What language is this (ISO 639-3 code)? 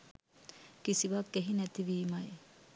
sin